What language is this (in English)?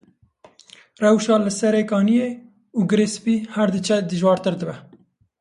Kurdish